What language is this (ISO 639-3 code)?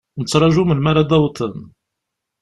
kab